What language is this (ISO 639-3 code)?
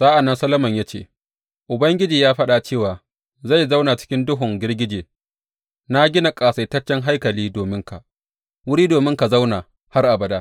hau